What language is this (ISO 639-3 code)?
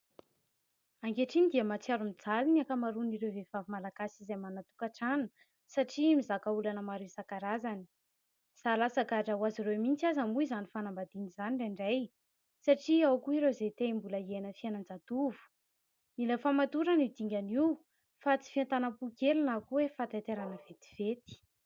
mlg